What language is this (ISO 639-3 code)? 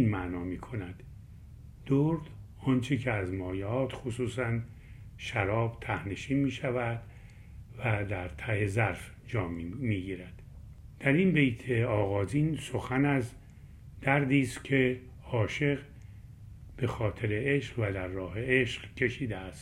fas